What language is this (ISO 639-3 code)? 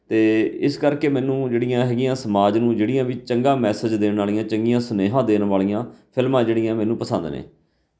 pan